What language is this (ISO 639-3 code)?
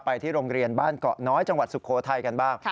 tha